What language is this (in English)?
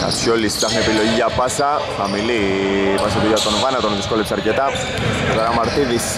Greek